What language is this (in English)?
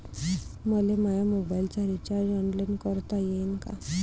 Marathi